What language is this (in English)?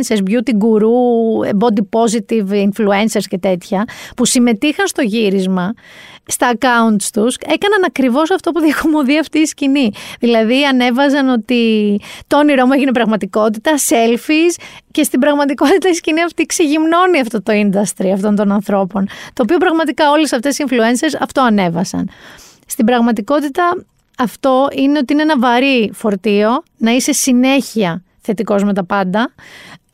Greek